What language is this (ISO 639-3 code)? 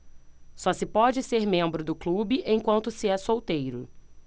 por